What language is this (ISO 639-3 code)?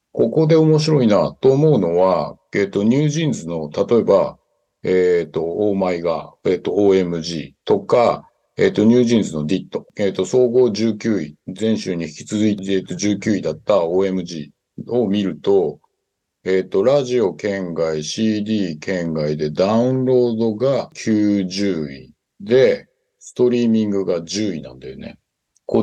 jpn